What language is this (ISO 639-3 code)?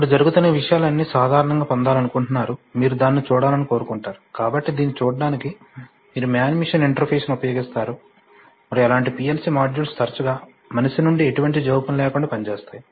tel